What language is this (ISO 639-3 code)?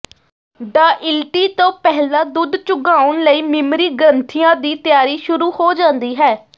pan